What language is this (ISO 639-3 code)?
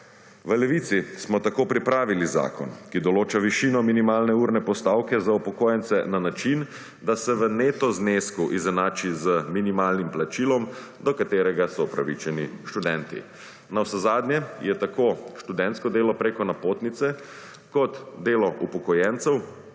slv